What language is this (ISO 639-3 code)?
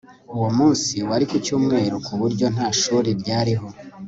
kin